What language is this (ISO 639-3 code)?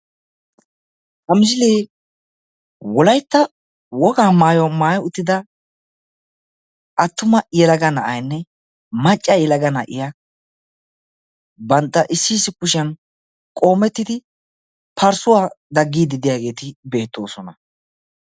wal